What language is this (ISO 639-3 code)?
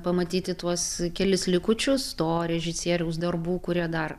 lit